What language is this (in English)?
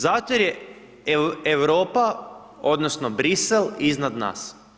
Croatian